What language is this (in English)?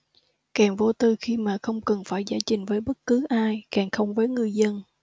Vietnamese